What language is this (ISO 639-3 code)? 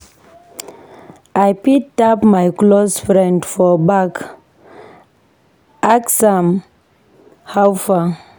pcm